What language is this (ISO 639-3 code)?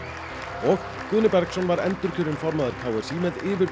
isl